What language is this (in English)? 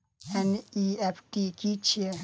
Maithili